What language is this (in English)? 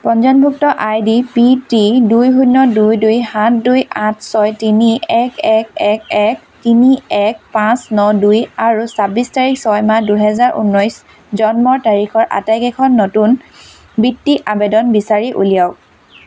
Assamese